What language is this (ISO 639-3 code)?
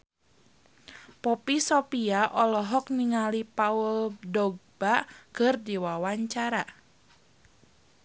sun